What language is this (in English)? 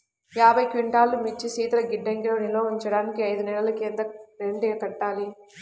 Telugu